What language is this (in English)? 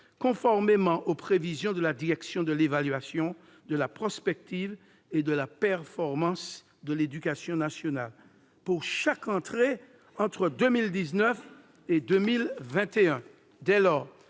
French